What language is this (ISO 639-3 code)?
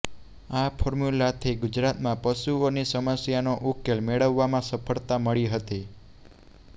guj